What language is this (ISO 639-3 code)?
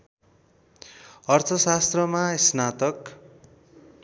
nep